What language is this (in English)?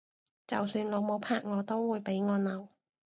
Cantonese